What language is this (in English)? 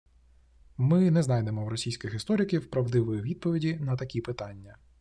Ukrainian